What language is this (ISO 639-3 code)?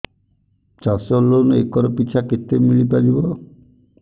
ori